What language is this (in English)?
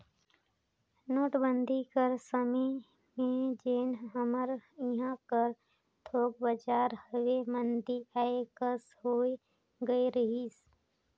Chhattisgarhi